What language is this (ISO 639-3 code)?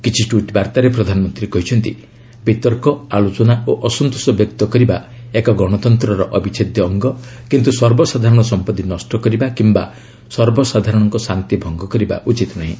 ori